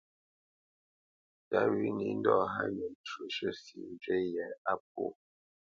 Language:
Bamenyam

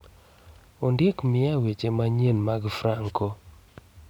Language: Luo (Kenya and Tanzania)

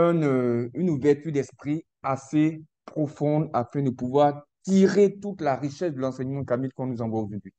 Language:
French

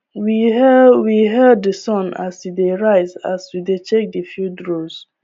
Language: Nigerian Pidgin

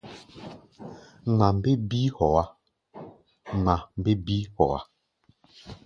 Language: Gbaya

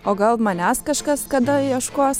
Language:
Lithuanian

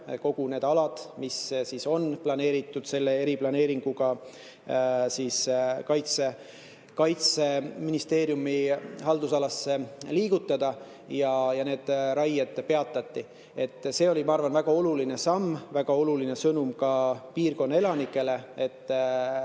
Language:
Estonian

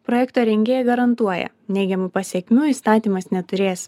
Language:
Lithuanian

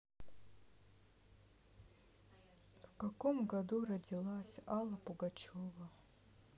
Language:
Russian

